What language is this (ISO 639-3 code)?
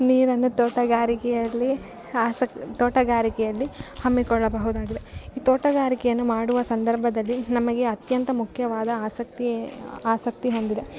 kan